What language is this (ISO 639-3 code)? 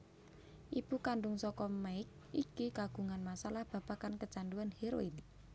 jav